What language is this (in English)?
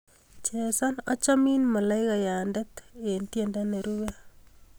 Kalenjin